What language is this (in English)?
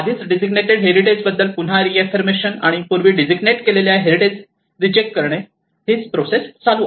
Marathi